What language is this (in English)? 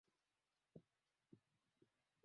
Swahili